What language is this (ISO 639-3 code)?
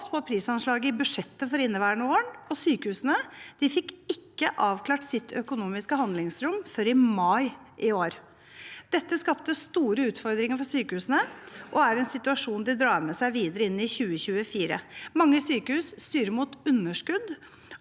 nor